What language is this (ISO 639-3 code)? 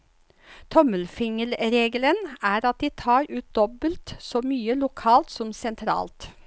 nor